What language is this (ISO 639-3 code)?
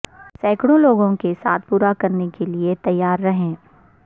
urd